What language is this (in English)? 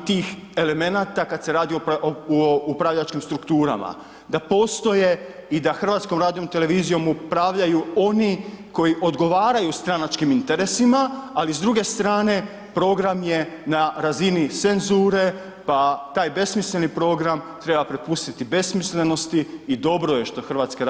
Croatian